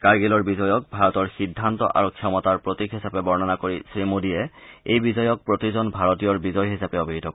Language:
Assamese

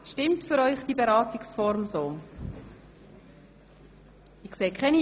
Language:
Swiss German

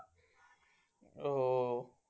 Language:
Marathi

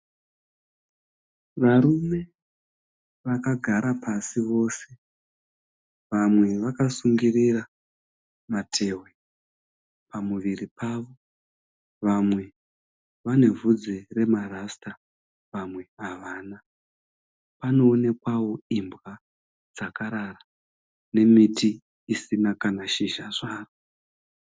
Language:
Shona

